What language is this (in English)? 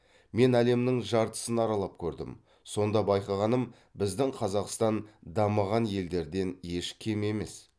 Kazakh